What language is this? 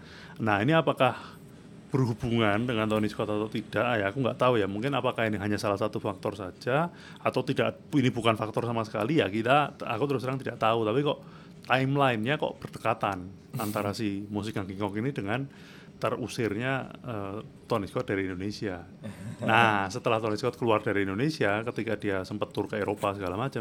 Indonesian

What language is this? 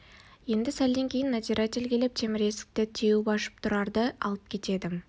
Kazakh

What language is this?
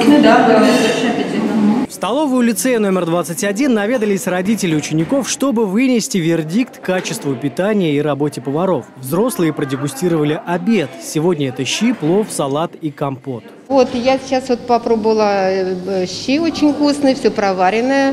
Russian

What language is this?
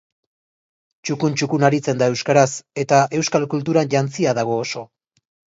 Basque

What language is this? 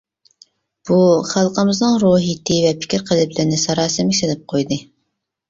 Uyghur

